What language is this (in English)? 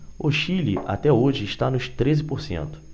Portuguese